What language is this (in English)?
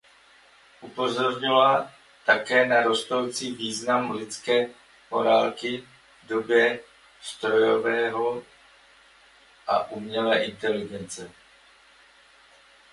Czech